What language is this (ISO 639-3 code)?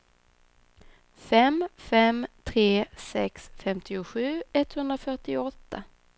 swe